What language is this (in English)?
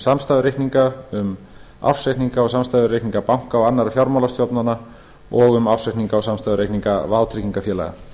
Icelandic